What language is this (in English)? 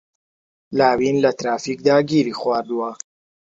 Central Kurdish